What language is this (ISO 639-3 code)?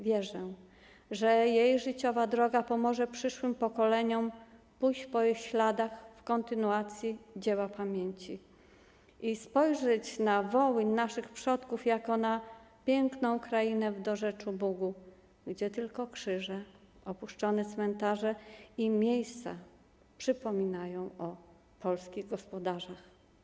pol